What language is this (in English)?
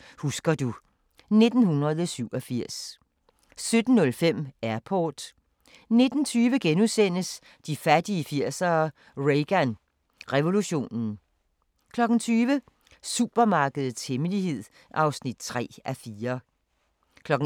Danish